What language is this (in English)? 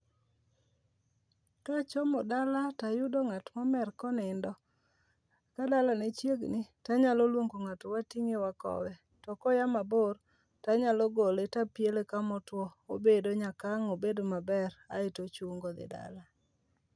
Luo (Kenya and Tanzania)